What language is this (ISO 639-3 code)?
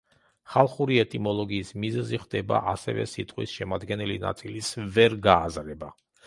kat